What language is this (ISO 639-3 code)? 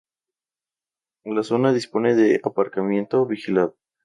spa